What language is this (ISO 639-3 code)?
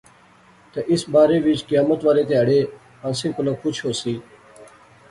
phr